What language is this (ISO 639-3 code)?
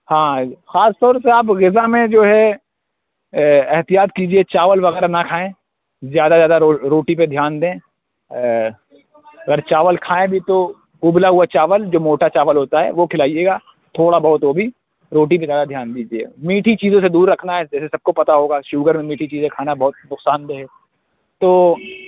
urd